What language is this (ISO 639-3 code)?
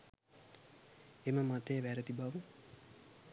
sin